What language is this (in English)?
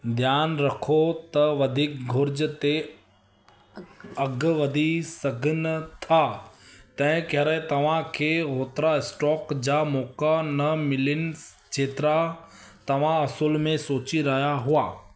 Sindhi